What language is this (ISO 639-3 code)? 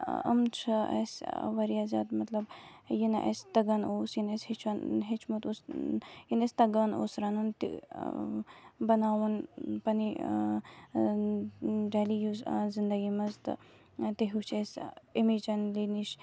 kas